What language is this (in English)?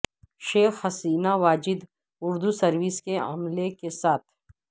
Urdu